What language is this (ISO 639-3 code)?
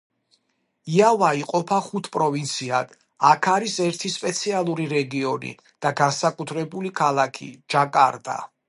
kat